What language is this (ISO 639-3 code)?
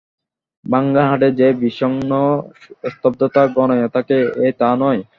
ben